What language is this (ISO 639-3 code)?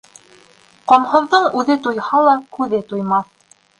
bak